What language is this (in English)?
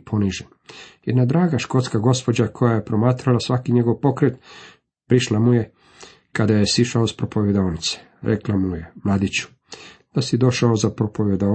Croatian